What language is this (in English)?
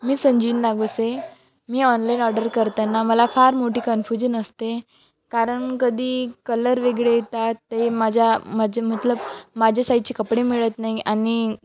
Marathi